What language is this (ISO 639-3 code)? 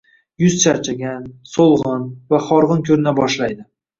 uzb